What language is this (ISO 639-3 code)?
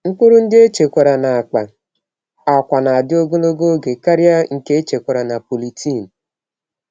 ibo